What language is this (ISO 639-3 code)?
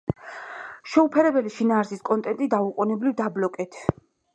kat